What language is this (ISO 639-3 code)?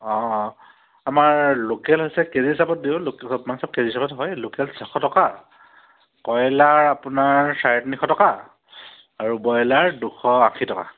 asm